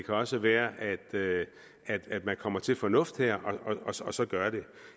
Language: Danish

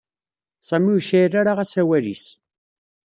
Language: Kabyle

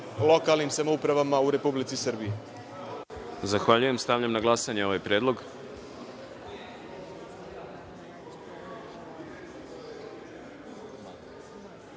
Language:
Serbian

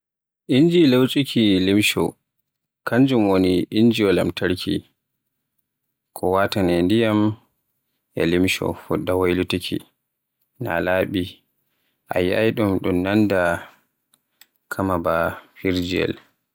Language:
Borgu Fulfulde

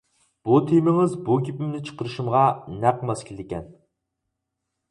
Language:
Uyghur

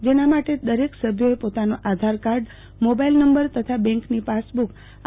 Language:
Gujarati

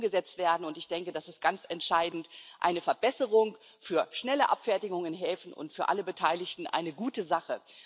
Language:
German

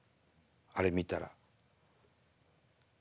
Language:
Japanese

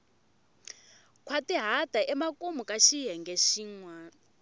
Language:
Tsonga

